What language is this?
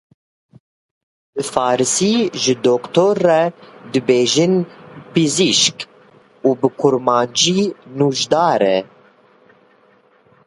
Kurdish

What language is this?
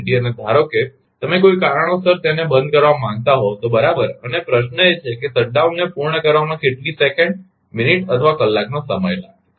Gujarati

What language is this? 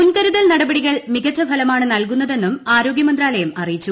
Malayalam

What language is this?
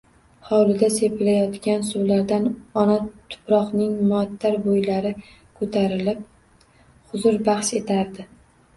Uzbek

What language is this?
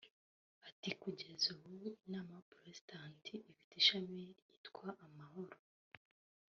Kinyarwanda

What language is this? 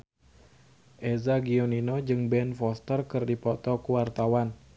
Sundanese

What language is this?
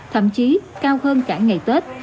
Vietnamese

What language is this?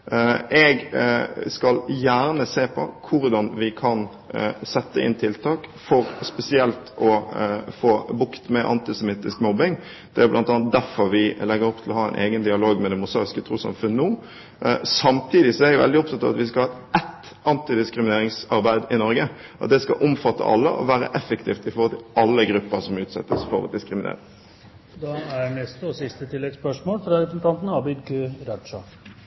Norwegian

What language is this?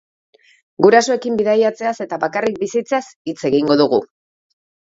Basque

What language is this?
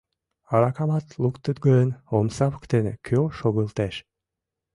Mari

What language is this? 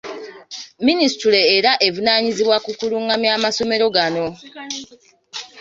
Ganda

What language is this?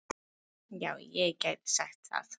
Icelandic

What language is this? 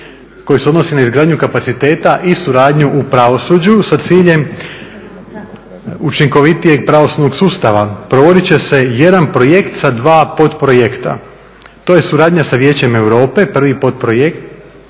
Croatian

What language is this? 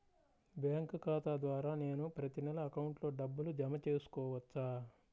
Telugu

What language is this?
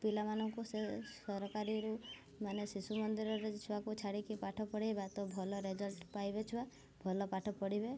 Odia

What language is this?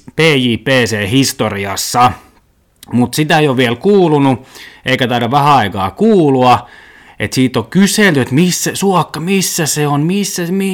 Finnish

